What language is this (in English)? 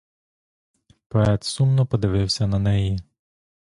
Ukrainian